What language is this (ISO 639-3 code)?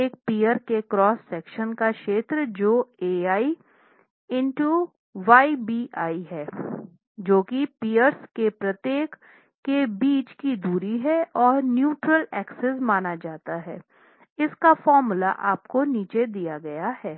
hin